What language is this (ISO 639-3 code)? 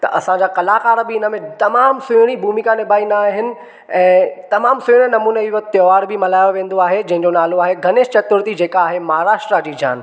snd